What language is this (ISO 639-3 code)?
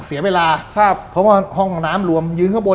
tha